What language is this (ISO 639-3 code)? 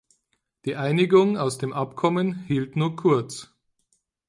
deu